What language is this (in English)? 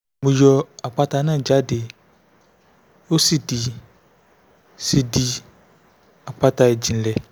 Yoruba